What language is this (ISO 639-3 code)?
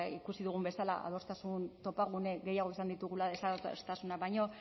eus